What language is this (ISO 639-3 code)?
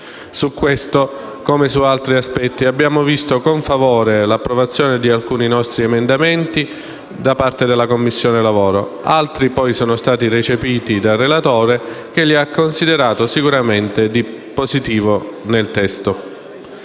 ita